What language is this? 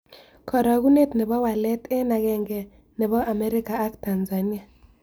Kalenjin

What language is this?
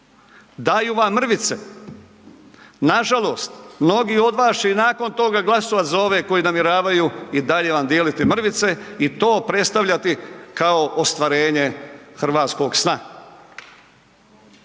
Croatian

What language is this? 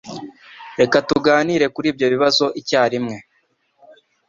Kinyarwanda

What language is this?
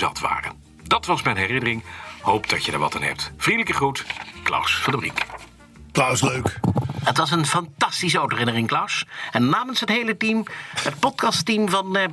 Dutch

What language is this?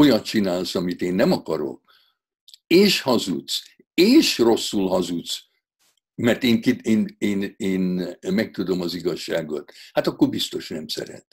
Hungarian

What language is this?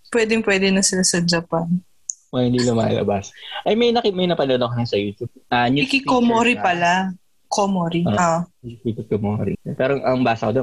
Filipino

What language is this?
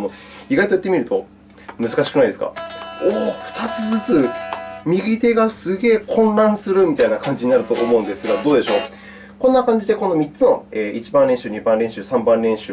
Japanese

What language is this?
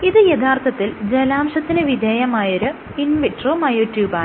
Malayalam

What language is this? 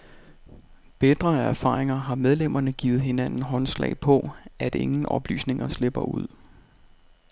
Danish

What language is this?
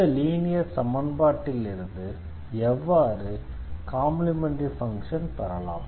Tamil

